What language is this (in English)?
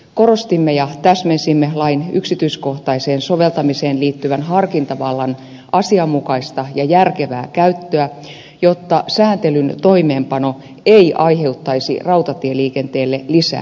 Finnish